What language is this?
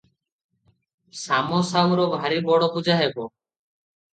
Odia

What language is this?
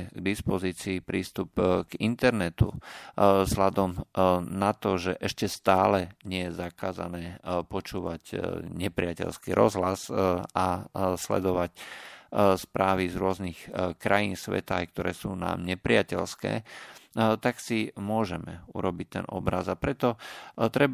Slovak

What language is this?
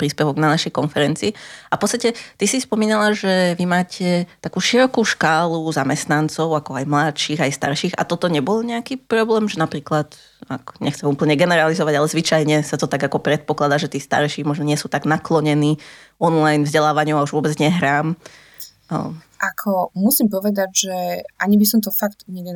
Slovak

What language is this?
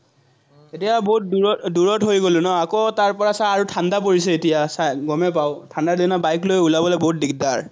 Assamese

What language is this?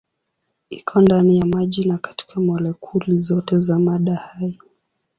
Swahili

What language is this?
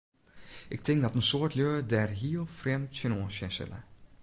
Western Frisian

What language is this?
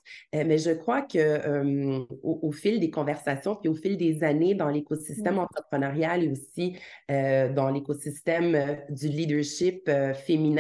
French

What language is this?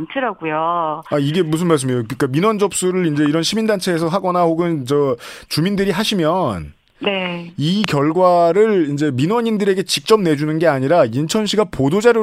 Korean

